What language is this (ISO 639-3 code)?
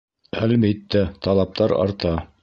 bak